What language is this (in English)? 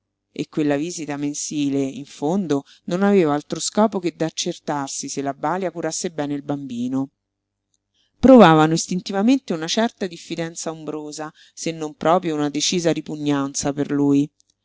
Italian